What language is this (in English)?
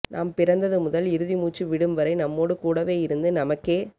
Tamil